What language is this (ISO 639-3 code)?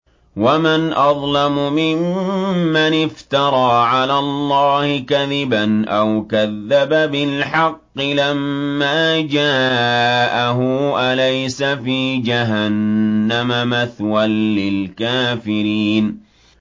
ara